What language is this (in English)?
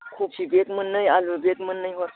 Bodo